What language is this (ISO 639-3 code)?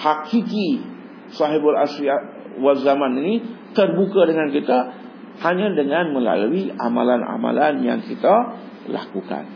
msa